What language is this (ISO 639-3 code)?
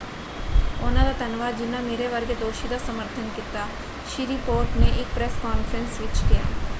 pan